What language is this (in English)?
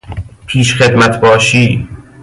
Persian